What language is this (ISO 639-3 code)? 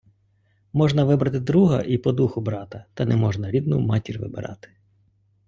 ukr